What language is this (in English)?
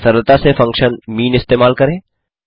Hindi